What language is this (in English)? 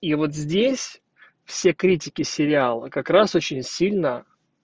Russian